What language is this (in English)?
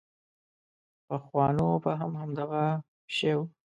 Pashto